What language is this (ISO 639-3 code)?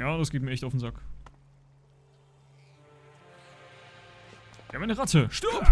deu